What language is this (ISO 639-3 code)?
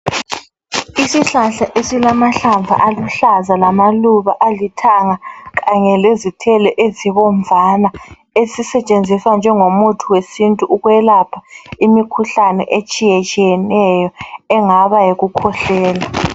nde